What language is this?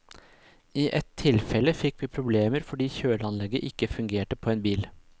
Norwegian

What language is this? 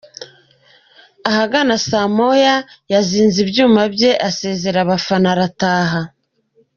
Kinyarwanda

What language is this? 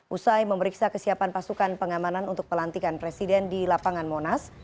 Indonesian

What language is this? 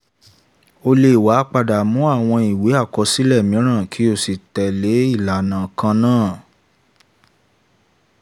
Yoruba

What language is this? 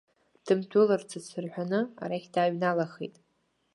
Abkhazian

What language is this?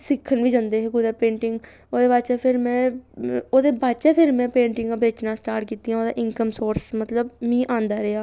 Dogri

